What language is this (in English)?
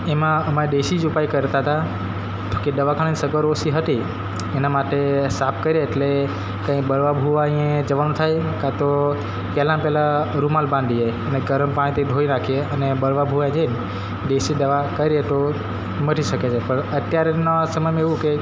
Gujarati